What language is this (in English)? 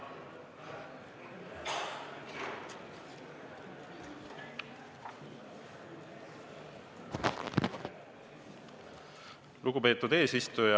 Estonian